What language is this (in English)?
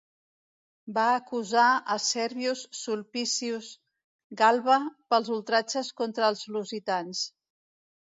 Catalan